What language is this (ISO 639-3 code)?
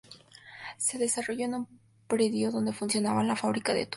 spa